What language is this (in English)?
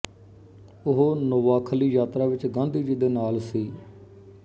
Punjabi